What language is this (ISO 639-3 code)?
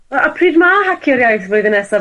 cym